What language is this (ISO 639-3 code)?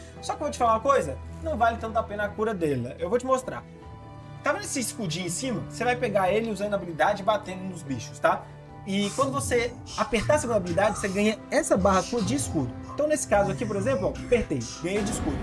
por